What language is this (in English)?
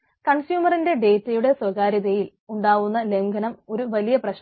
Malayalam